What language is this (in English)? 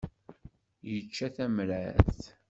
Kabyle